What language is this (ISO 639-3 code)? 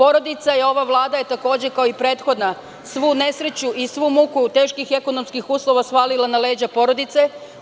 srp